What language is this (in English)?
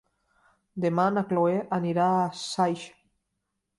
Catalan